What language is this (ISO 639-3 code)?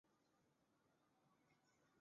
zho